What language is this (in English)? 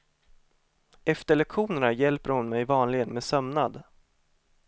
Swedish